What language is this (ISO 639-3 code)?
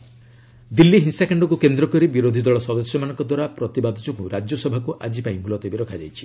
ori